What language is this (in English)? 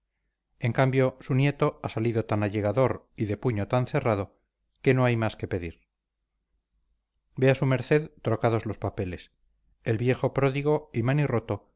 Spanish